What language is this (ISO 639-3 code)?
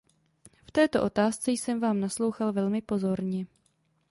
ces